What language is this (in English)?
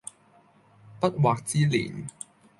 Cantonese